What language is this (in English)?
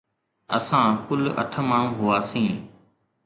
Sindhi